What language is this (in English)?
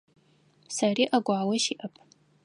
Adyghe